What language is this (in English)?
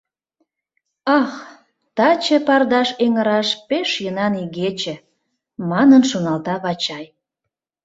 Mari